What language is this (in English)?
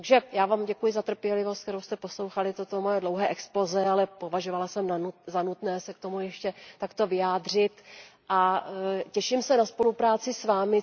Czech